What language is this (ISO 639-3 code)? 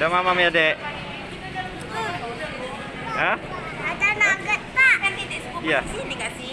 ind